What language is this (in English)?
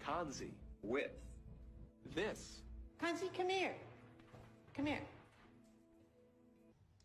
Spanish